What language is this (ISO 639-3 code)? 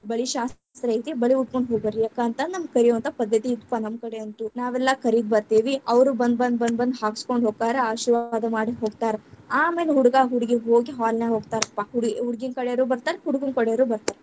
kan